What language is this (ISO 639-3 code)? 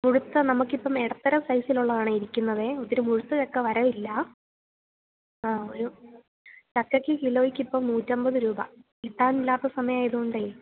mal